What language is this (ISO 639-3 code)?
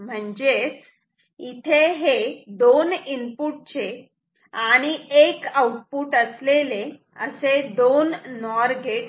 mar